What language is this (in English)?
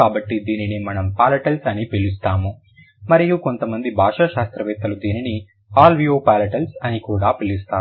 Telugu